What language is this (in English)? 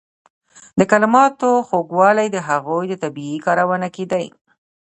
Pashto